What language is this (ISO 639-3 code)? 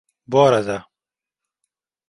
tur